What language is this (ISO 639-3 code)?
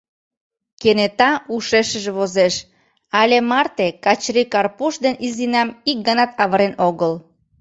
chm